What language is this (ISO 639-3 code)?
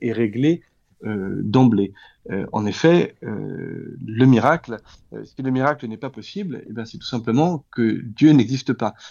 fra